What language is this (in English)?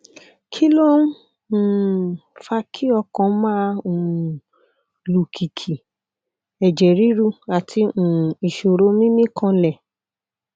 Yoruba